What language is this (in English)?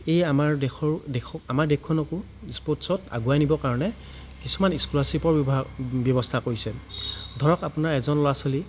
Assamese